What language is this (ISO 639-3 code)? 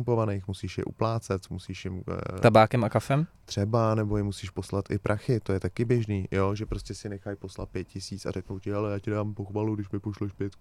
ces